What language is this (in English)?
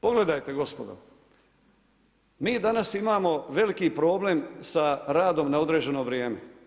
Croatian